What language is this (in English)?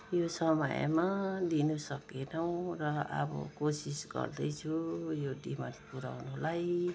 Nepali